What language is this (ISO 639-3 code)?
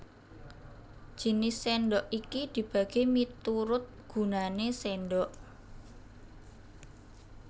jav